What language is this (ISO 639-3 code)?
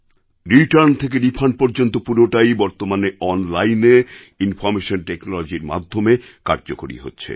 ben